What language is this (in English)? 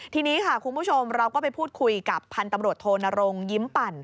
Thai